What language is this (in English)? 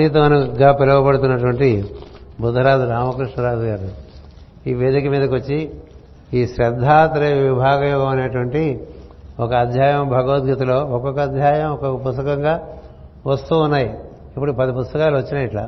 Telugu